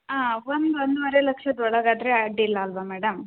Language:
Kannada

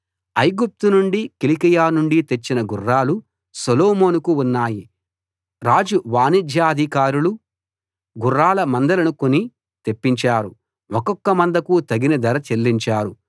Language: Telugu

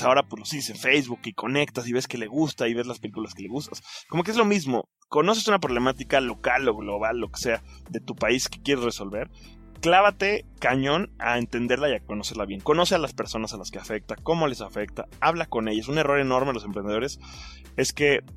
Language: Spanish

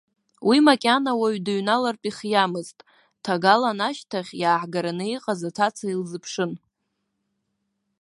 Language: Abkhazian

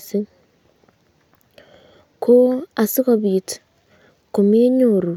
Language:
Kalenjin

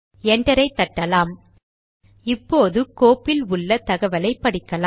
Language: Tamil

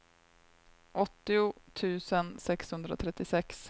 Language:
Swedish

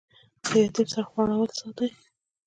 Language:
Pashto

